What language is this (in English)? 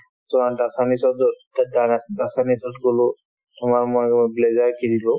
Assamese